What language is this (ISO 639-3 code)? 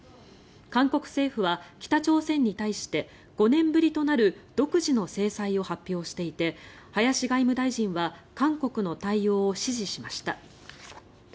jpn